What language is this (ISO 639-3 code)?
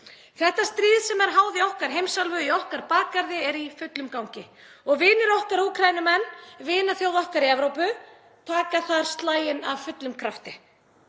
isl